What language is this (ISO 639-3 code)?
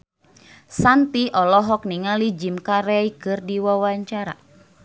sun